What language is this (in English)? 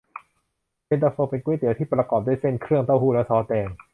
Thai